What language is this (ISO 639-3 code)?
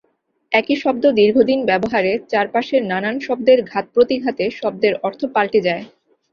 ben